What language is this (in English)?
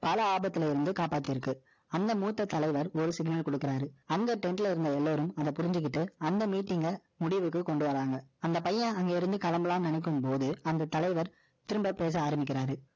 Tamil